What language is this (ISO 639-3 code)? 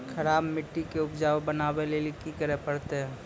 mai